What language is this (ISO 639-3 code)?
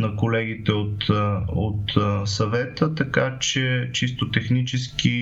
bul